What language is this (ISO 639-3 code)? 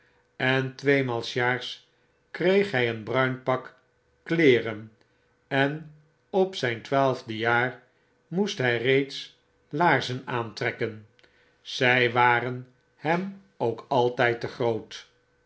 nld